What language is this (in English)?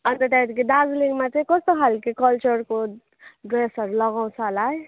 Nepali